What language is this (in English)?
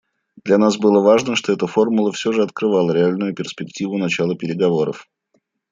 Russian